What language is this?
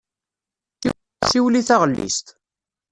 Kabyle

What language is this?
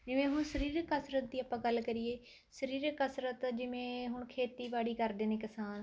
Punjabi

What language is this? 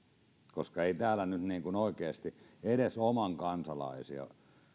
Finnish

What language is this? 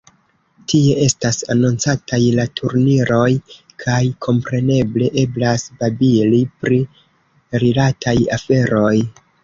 Esperanto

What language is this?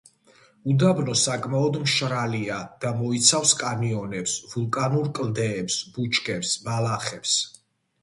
Georgian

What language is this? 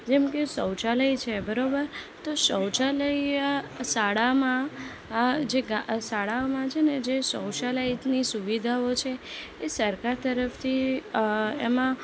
Gujarati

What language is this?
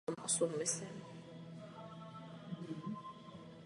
Czech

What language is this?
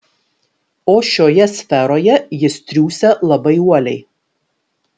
Lithuanian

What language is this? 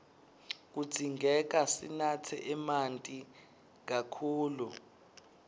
Swati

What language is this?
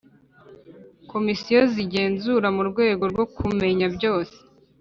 Kinyarwanda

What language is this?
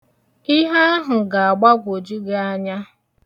Igbo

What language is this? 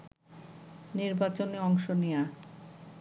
Bangla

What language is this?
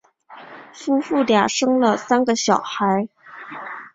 Chinese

